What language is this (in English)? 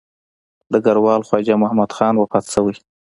Pashto